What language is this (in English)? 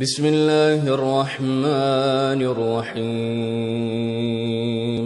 Arabic